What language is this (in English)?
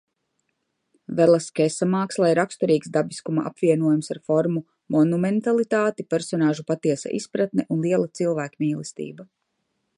Latvian